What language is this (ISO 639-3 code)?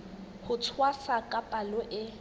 sot